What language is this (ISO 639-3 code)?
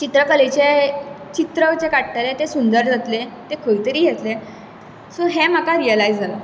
kok